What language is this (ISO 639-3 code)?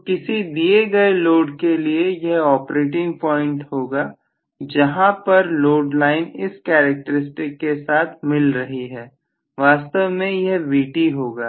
hin